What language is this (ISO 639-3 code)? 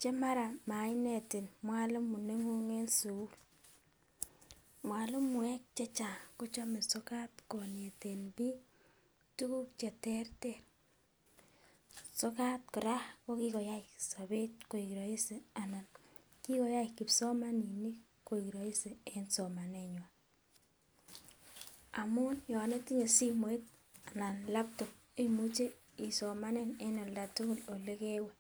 kln